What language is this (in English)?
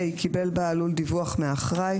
Hebrew